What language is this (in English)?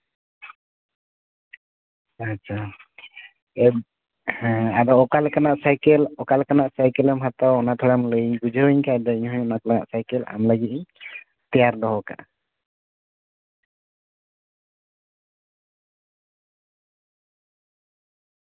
Santali